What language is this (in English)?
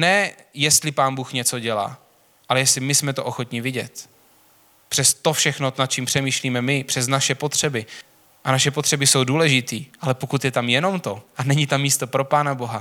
Czech